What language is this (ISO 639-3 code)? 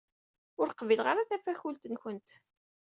kab